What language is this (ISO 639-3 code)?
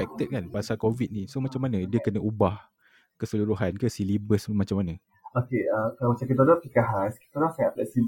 msa